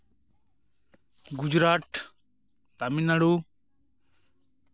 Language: Santali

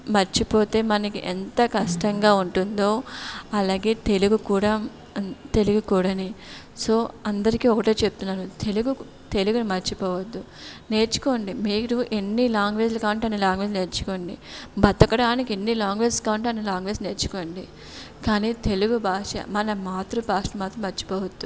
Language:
Telugu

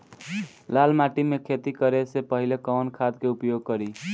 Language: Bhojpuri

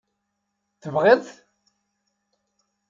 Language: Kabyle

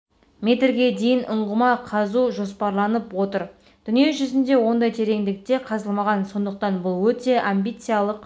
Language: Kazakh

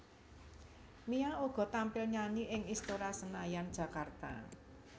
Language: Javanese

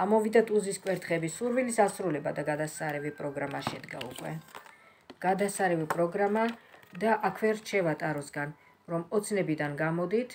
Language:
Romanian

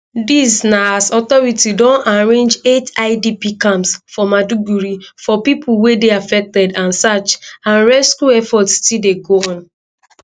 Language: Nigerian Pidgin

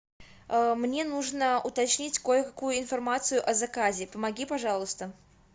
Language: Russian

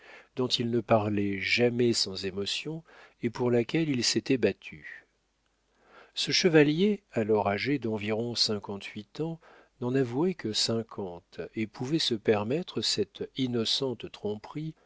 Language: French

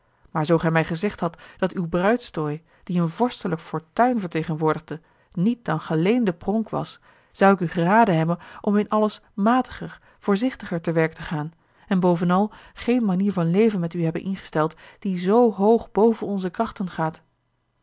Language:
Dutch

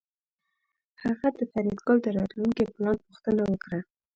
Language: Pashto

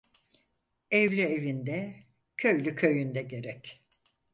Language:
Turkish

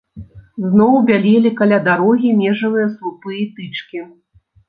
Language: Belarusian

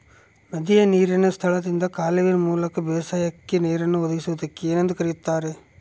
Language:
Kannada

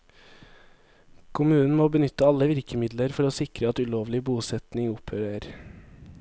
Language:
Norwegian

